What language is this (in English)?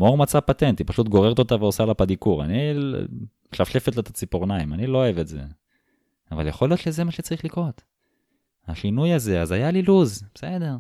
Hebrew